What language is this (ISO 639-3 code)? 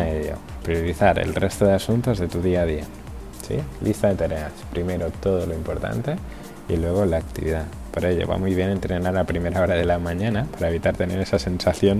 spa